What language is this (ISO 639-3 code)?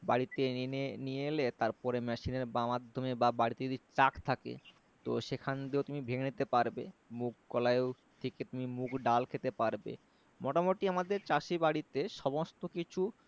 ben